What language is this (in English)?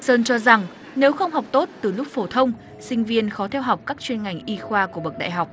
Vietnamese